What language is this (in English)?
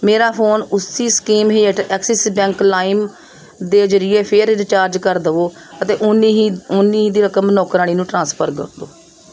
Punjabi